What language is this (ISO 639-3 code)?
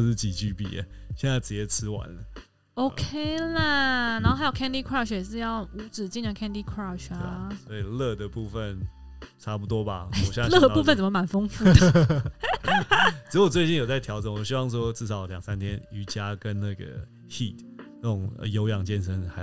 zho